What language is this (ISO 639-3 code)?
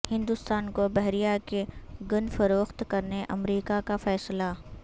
urd